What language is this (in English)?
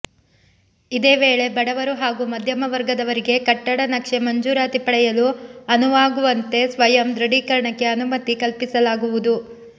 Kannada